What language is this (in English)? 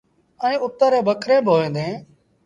Sindhi Bhil